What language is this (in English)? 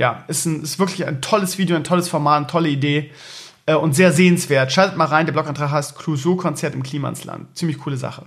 German